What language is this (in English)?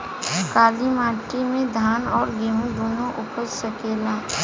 Bhojpuri